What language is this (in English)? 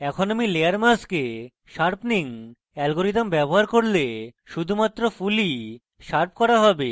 Bangla